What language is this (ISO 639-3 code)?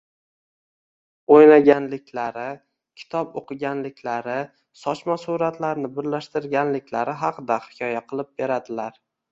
uzb